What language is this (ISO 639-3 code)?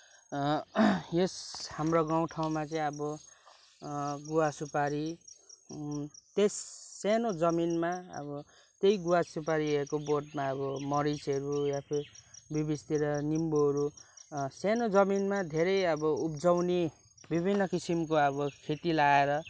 nep